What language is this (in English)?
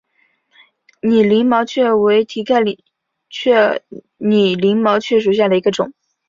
Chinese